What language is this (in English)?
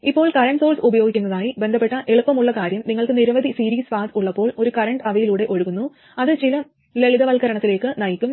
Malayalam